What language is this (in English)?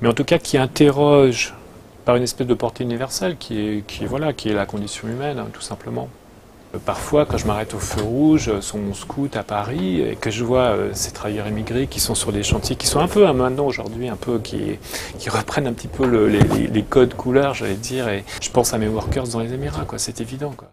French